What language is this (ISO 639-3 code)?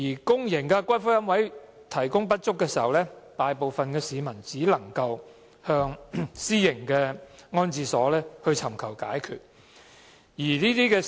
yue